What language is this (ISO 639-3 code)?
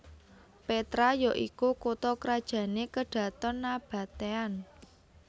jav